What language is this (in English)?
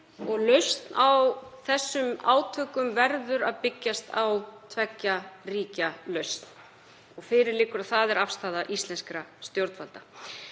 Icelandic